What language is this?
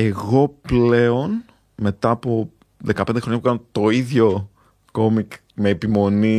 Greek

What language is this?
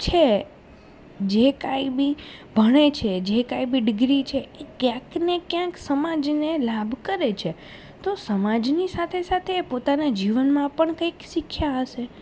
Gujarati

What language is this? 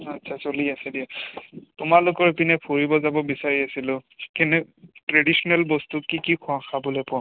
Assamese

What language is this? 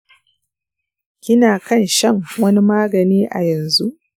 Hausa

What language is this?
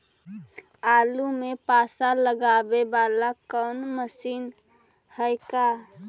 Magahi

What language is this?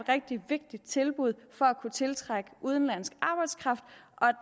Danish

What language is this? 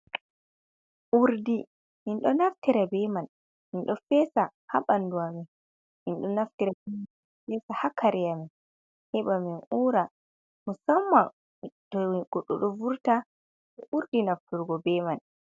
Fula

